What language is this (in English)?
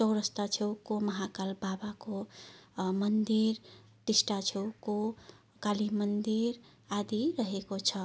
Nepali